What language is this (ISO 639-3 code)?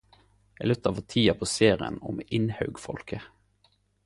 nno